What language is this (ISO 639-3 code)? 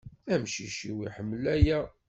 kab